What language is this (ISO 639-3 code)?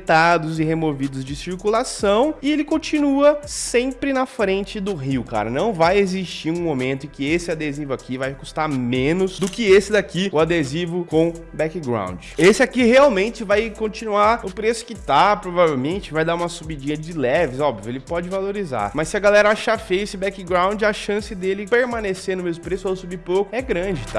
por